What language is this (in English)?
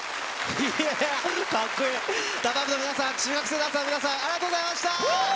Japanese